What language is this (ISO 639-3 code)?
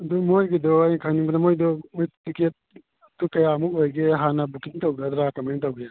mni